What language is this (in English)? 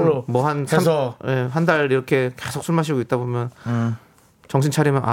Korean